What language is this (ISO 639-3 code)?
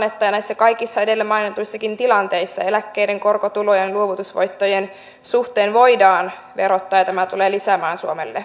fin